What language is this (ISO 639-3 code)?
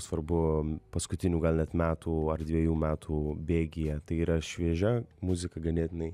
lit